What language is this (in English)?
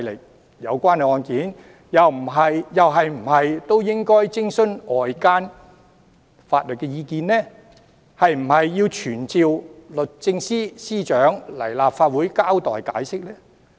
Cantonese